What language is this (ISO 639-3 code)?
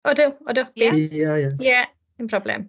cym